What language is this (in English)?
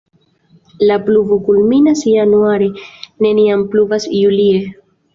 Esperanto